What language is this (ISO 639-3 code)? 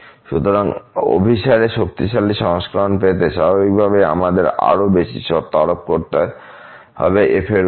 ben